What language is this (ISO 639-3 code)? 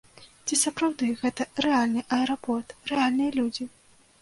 bel